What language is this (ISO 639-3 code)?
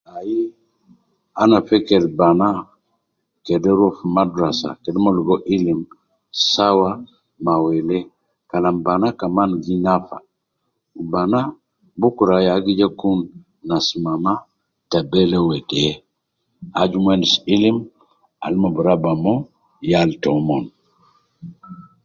kcn